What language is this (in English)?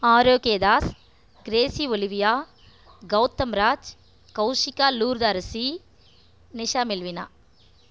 Tamil